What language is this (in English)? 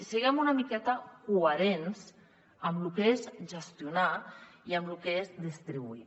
Catalan